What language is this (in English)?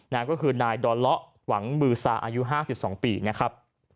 Thai